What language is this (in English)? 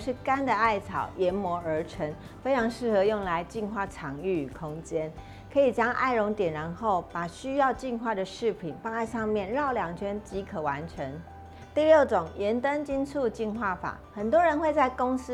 Chinese